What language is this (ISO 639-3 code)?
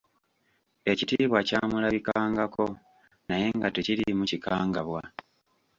lug